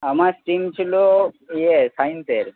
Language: Bangla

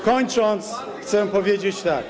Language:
Polish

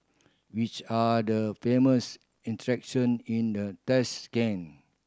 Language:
English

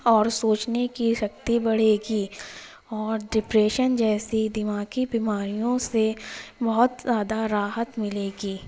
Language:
Urdu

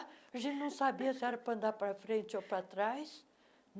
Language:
Portuguese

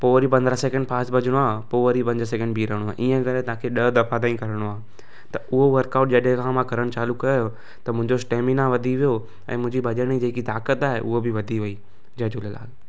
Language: Sindhi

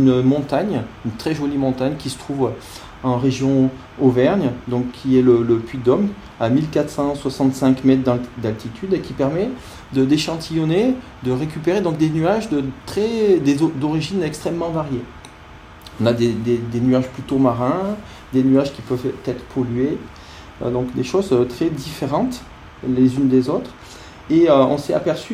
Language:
French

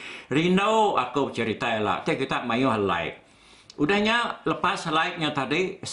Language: Malay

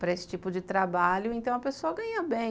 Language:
Portuguese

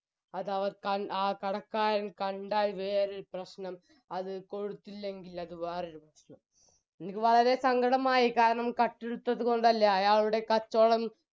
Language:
Malayalam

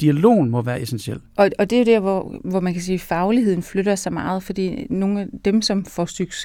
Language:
Danish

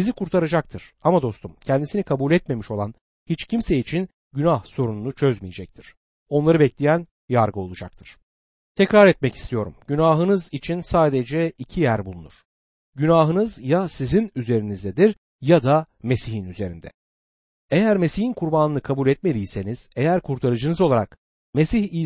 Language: Turkish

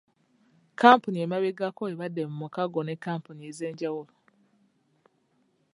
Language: Ganda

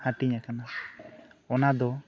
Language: Santali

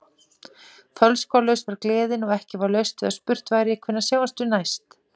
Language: Icelandic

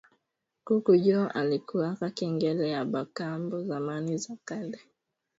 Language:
Swahili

